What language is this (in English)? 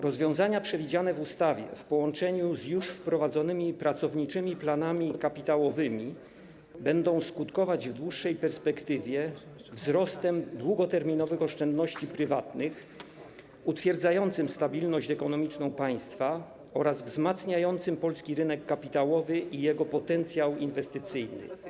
Polish